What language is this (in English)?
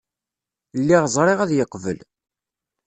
Kabyle